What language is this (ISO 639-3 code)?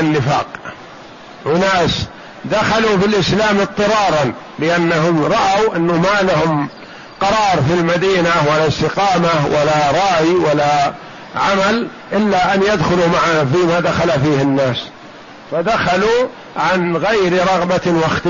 ara